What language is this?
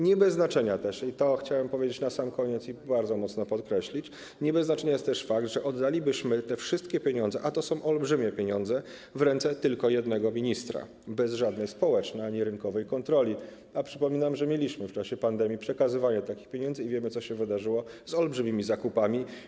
Polish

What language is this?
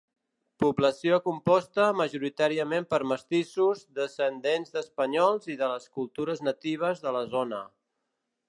Catalan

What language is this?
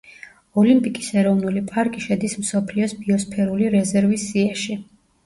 Georgian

